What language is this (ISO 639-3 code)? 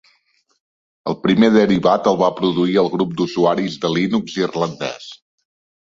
cat